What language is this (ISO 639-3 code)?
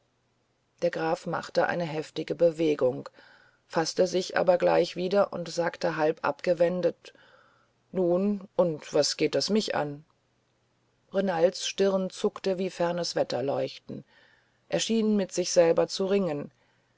deu